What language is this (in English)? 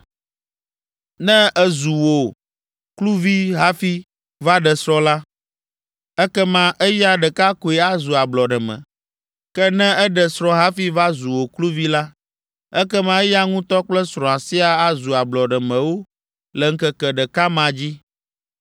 Ewe